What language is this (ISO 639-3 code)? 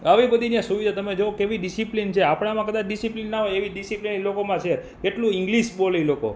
guj